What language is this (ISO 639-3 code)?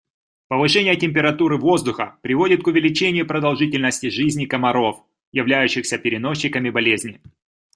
rus